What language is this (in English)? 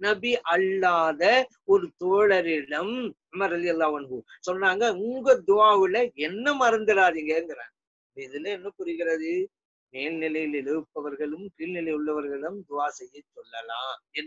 Hindi